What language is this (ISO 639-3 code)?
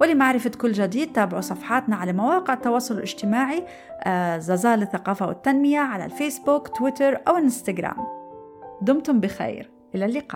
ara